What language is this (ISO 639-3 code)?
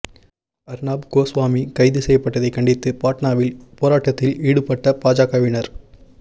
tam